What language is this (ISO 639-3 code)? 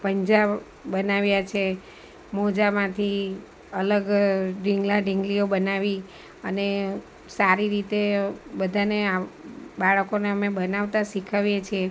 guj